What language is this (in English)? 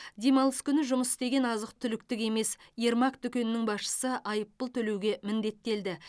Kazakh